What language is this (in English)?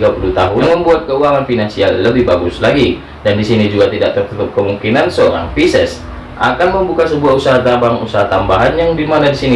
Indonesian